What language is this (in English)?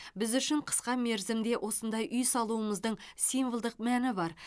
Kazakh